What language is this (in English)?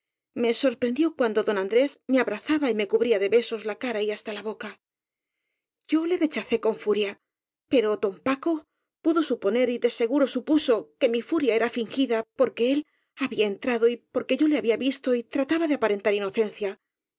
Spanish